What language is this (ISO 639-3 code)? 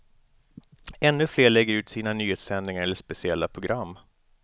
swe